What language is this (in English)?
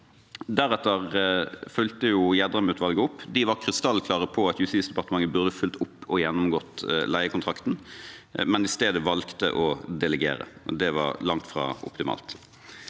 Norwegian